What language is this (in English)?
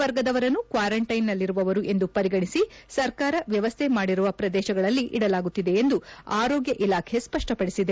Kannada